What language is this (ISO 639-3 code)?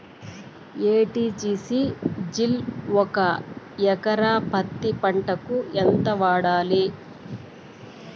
tel